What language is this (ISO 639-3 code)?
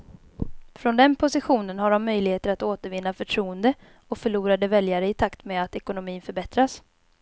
swe